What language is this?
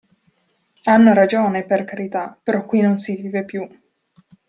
Italian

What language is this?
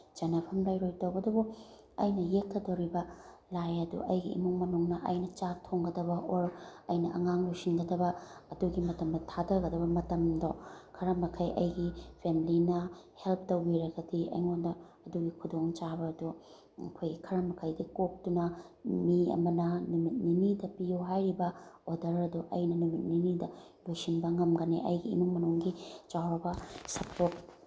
Manipuri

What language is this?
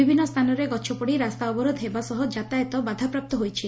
Odia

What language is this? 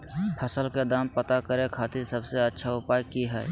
Magahi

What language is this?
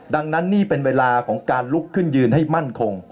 Thai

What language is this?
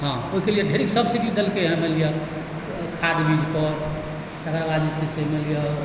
Maithili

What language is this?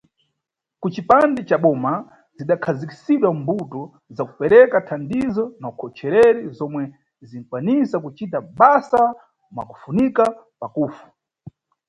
Nyungwe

